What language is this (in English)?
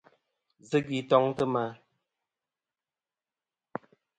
Kom